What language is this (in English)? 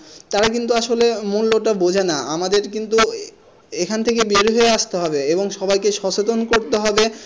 Bangla